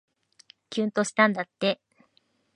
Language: Japanese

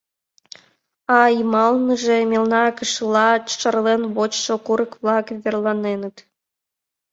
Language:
Mari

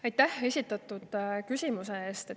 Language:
Estonian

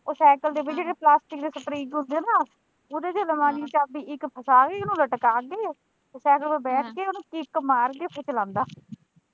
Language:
Punjabi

